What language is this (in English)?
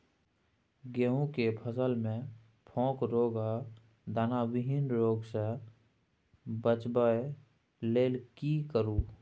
Maithili